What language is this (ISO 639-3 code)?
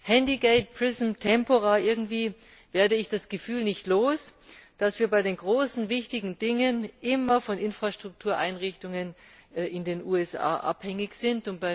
deu